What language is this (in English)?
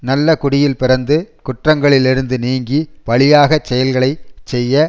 Tamil